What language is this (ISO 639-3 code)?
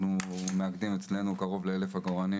heb